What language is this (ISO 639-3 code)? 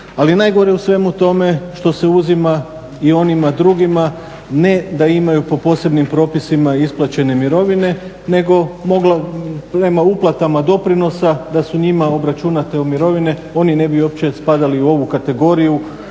hrv